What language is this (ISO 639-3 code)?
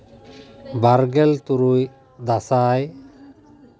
sat